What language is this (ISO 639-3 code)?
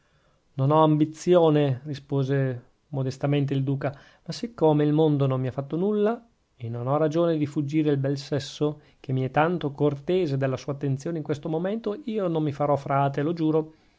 ita